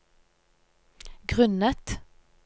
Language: Norwegian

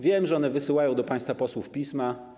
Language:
Polish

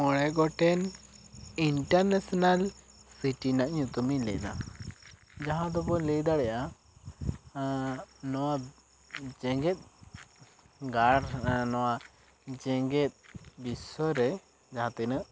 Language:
Santali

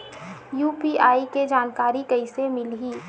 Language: Chhattisgarhi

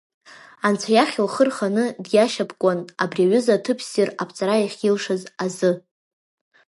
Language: Abkhazian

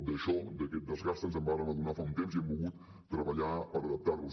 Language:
Catalan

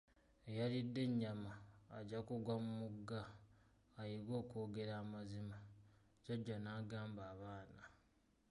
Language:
Ganda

